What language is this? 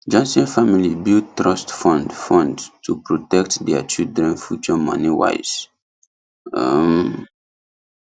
Nigerian Pidgin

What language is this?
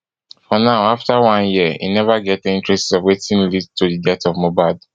Nigerian Pidgin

